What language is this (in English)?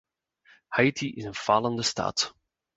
Dutch